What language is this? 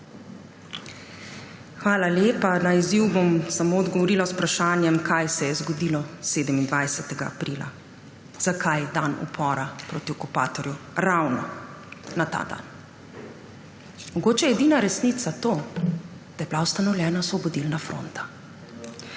Slovenian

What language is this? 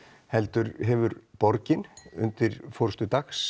Icelandic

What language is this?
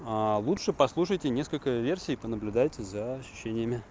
Russian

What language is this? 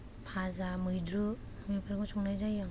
Bodo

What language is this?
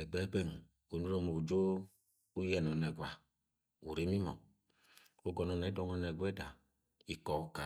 Agwagwune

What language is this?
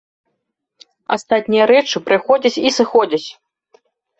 Belarusian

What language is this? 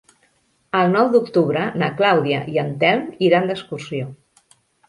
Catalan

